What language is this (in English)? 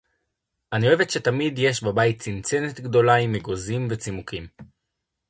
Hebrew